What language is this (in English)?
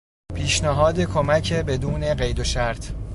Persian